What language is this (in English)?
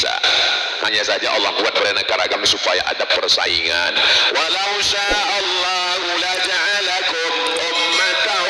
Indonesian